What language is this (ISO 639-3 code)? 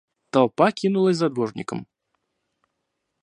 rus